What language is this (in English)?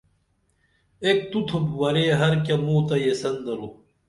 Dameli